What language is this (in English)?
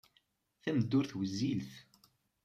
Kabyle